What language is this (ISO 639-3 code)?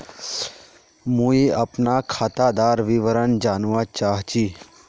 mag